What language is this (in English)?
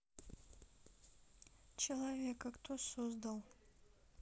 Russian